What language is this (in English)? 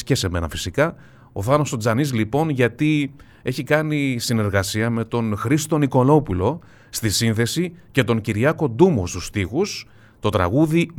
Greek